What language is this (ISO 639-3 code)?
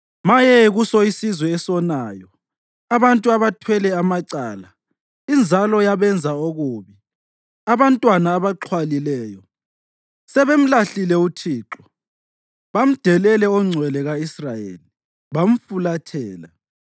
nde